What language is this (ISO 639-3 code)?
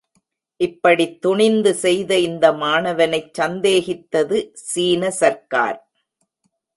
tam